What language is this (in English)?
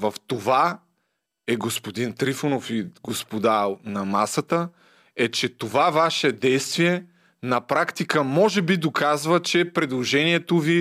Bulgarian